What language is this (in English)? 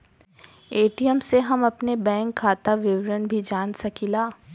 Bhojpuri